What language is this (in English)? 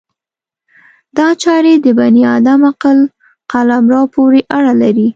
Pashto